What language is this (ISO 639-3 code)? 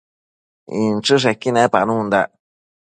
mcf